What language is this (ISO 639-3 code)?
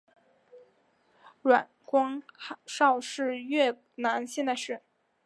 zho